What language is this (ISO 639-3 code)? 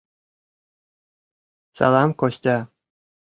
chm